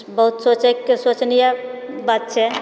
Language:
Maithili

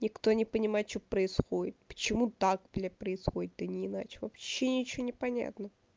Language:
Russian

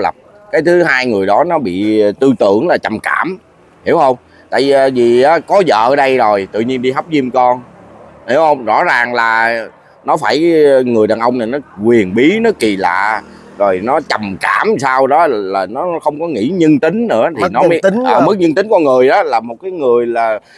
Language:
Vietnamese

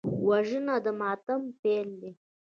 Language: Pashto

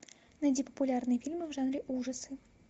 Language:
Russian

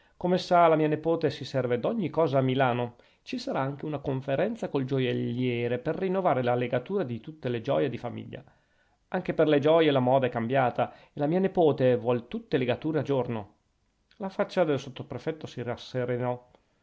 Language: Italian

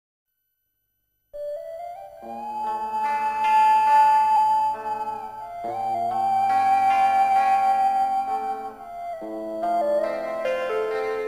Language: Indonesian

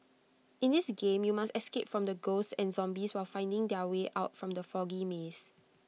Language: English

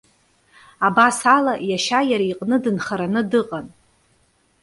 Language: Abkhazian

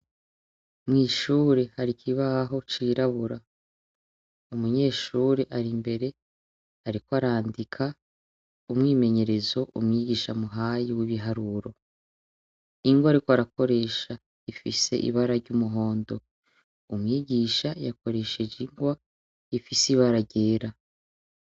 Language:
Rundi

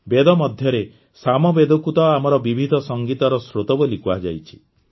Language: Odia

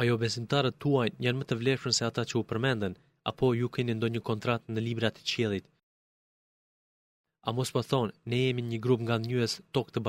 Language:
Greek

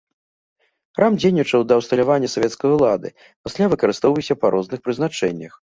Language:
Belarusian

